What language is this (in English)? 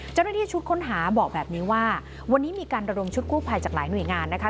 Thai